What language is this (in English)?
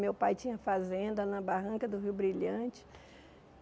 Portuguese